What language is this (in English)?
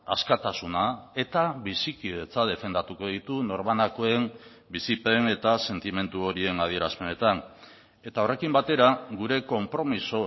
Basque